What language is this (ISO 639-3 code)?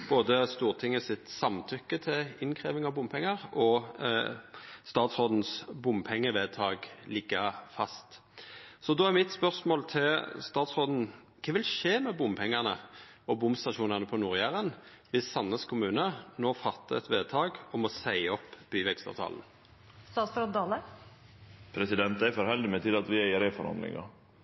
nno